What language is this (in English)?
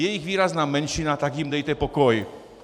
Czech